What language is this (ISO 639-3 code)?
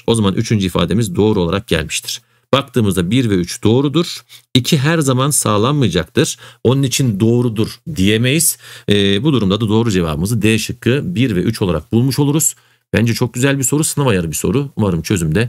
tur